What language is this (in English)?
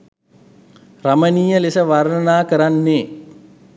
Sinhala